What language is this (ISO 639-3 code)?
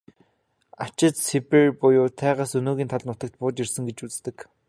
mon